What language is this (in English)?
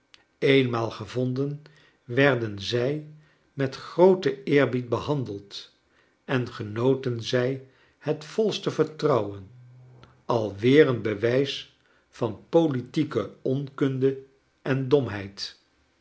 Dutch